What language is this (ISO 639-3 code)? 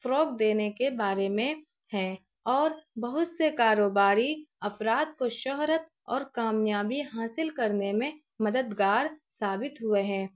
urd